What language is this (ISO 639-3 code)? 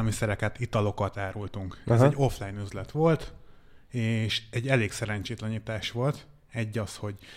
hun